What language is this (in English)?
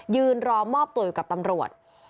Thai